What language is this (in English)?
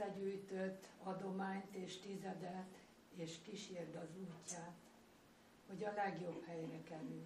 Hungarian